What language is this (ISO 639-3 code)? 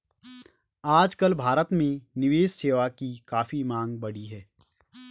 hin